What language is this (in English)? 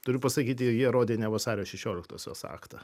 Lithuanian